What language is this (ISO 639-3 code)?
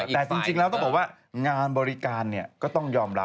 tha